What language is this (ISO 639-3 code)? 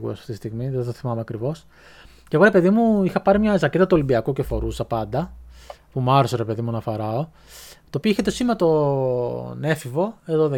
ell